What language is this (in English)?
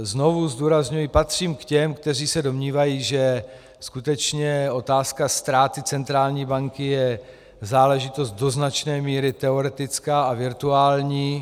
Czech